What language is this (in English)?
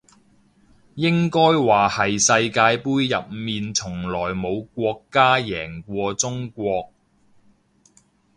Cantonese